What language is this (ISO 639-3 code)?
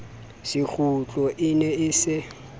sot